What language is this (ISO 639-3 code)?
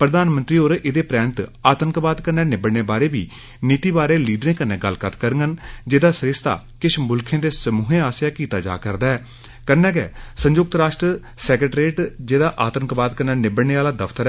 doi